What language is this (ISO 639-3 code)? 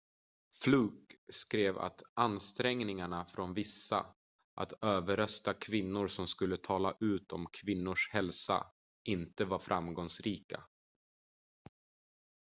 swe